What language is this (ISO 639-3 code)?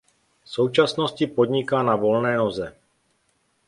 ces